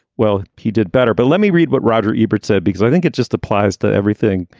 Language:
English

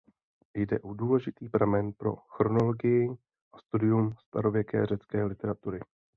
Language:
Czech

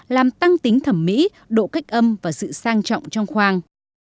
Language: Vietnamese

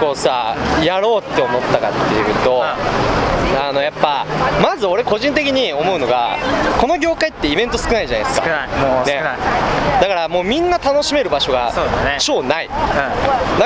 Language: Japanese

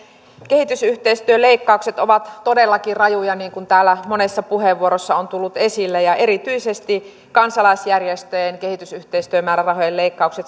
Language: Finnish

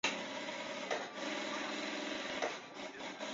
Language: Chinese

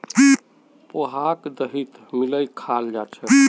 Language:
Magahi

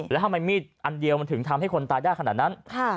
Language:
Thai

